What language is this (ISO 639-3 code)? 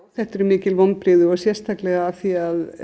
isl